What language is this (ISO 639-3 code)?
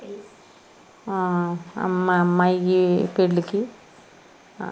tel